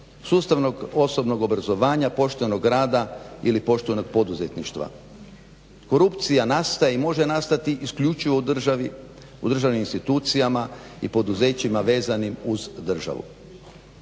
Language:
Croatian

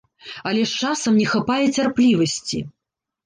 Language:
Belarusian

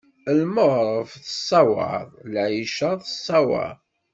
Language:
Kabyle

